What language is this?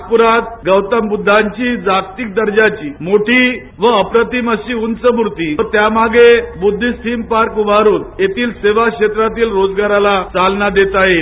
Marathi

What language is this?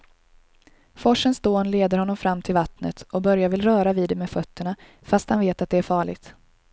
Swedish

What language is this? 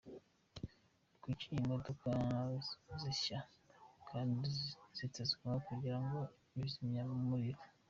Kinyarwanda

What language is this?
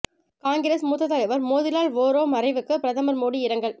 Tamil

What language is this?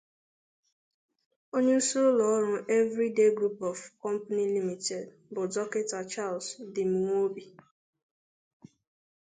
Igbo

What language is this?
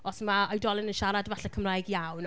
Welsh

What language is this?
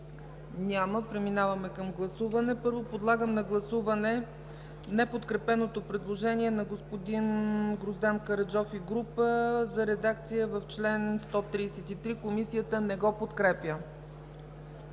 Bulgarian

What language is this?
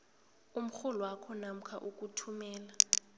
South Ndebele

